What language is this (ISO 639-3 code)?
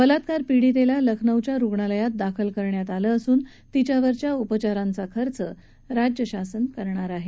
mar